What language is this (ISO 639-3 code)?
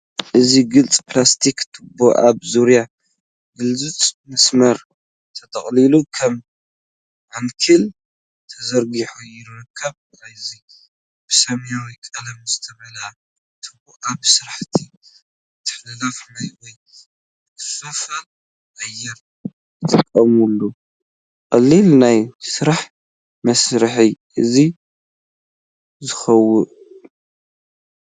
tir